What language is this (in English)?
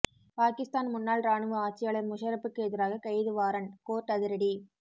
Tamil